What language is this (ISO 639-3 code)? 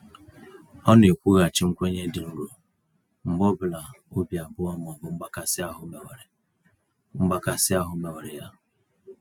ibo